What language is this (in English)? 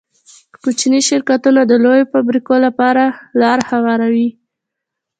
Pashto